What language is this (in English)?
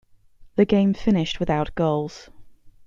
English